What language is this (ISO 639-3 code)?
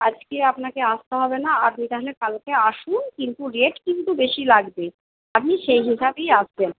ben